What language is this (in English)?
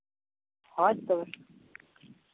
Santali